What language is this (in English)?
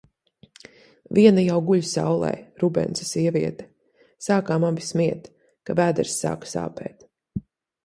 Latvian